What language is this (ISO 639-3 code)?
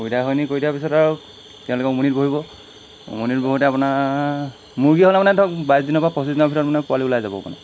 asm